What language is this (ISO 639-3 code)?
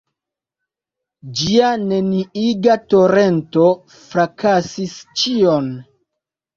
epo